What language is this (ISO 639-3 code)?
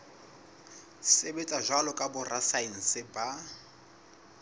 sot